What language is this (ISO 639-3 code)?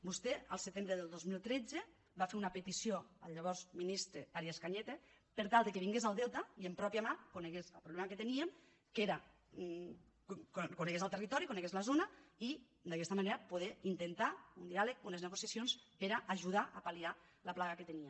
cat